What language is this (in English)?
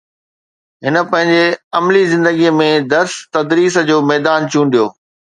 Sindhi